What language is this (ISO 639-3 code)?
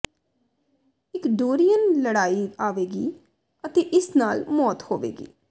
pan